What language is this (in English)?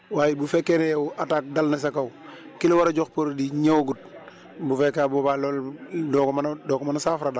Wolof